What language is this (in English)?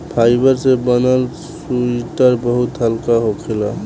Bhojpuri